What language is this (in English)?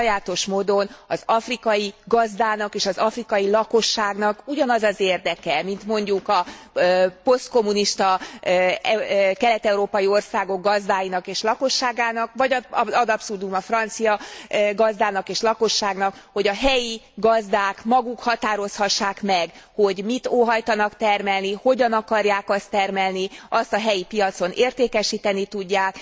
Hungarian